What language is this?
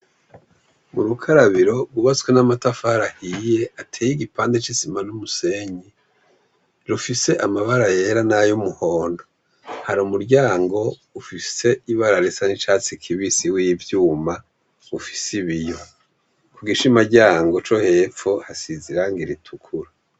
Rundi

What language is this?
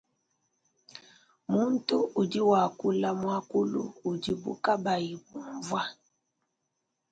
Luba-Lulua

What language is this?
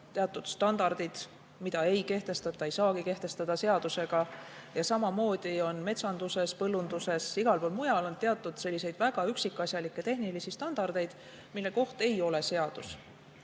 Estonian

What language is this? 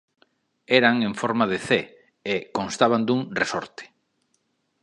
Galician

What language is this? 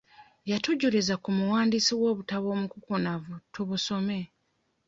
Ganda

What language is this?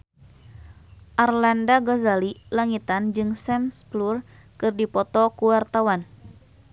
Sundanese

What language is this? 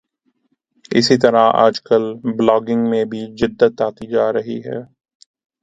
Urdu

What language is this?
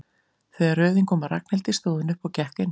Icelandic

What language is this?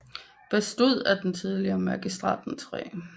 Danish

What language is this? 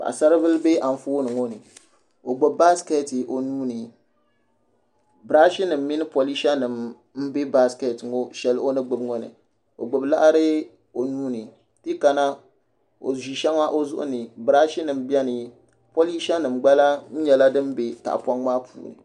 Dagbani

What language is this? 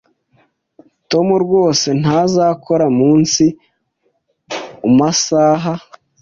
Kinyarwanda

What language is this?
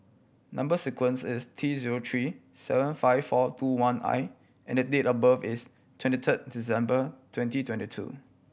English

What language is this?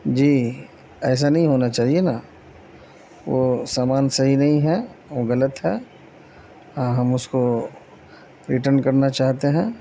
Urdu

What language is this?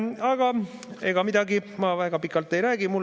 Estonian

